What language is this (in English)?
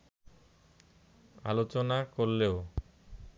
Bangla